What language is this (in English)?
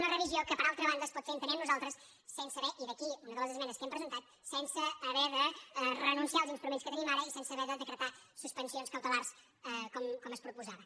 Catalan